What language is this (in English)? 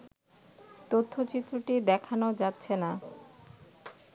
Bangla